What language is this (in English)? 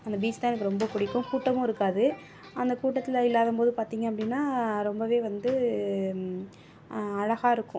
Tamil